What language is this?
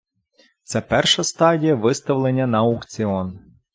Ukrainian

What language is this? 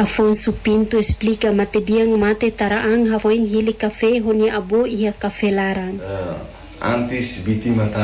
Romanian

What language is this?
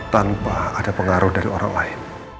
Indonesian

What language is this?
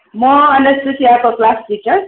Nepali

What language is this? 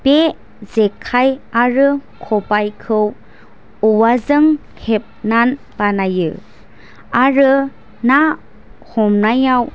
Bodo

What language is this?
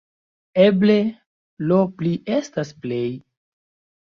Esperanto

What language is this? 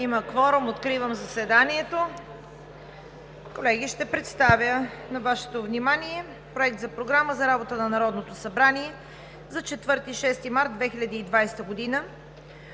Bulgarian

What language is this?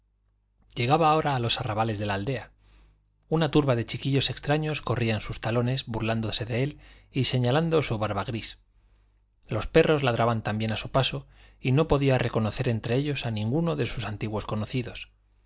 Spanish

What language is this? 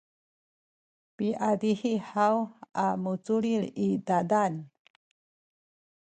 Sakizaya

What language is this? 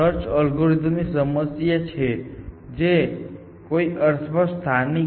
Gujarati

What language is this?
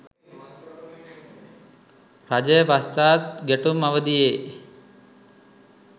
Sinhala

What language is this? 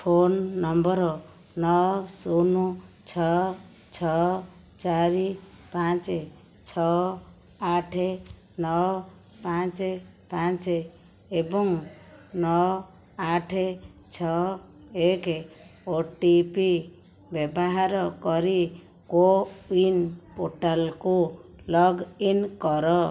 Odia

